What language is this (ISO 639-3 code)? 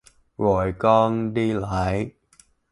vie